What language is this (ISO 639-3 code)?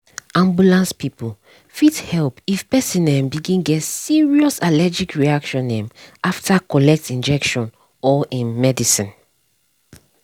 pcm